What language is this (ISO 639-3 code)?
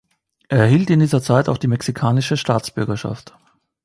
deu